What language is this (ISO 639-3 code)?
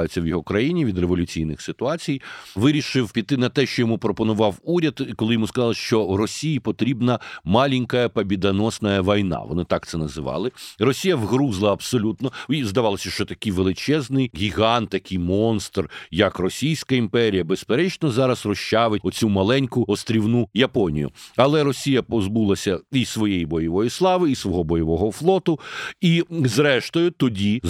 ukr